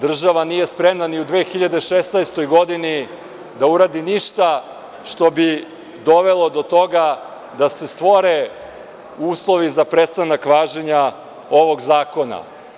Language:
Serbian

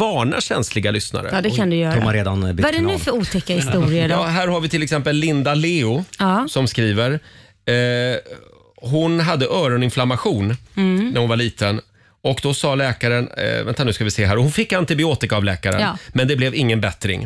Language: Swedish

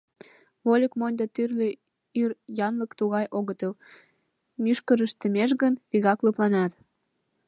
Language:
Mari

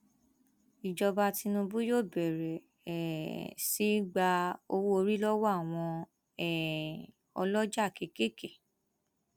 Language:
Yoruba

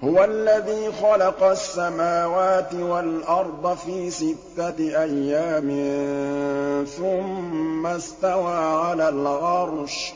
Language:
Arabic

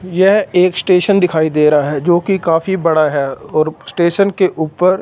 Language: Hindi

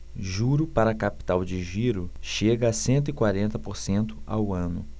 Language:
Portuguese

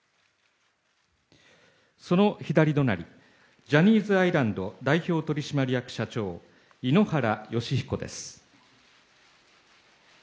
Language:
Japanese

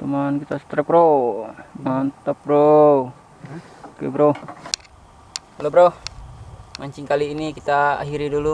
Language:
Indonesian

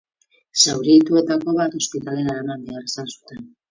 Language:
Basque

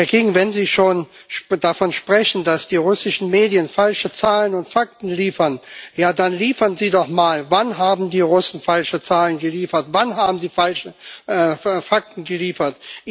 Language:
German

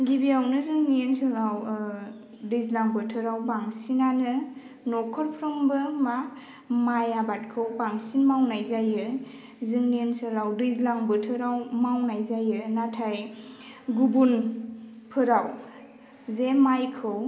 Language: Bodo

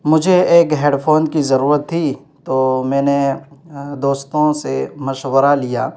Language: Urdu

